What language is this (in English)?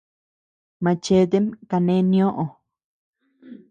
Tepeuxila Cuicatec